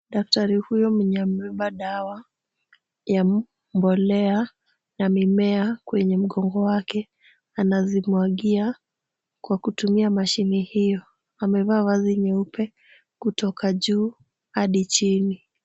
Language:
Swahili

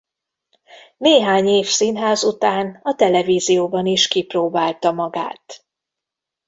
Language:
Hungarian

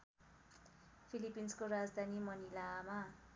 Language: Nepali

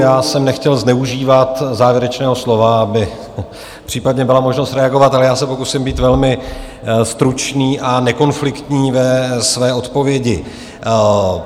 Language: Czech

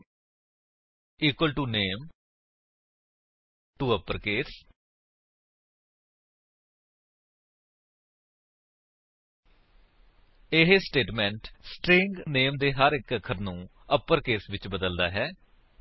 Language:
Punjabi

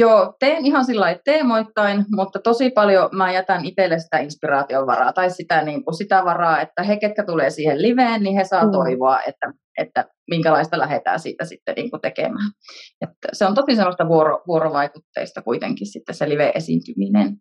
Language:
Finnish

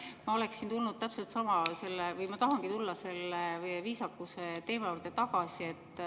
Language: Estonian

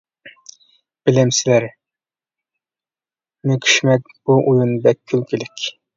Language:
Uyghur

